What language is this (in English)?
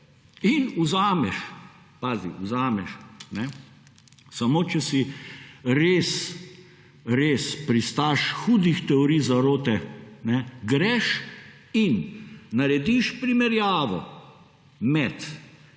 Slovenian